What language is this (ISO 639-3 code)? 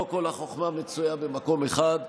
heb